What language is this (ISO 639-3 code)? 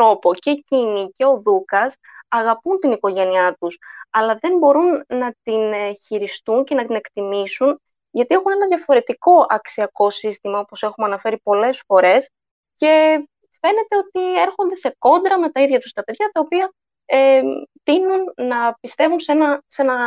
ell